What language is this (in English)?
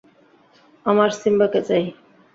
Bangla